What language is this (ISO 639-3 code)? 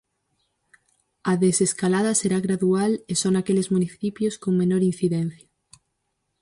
glg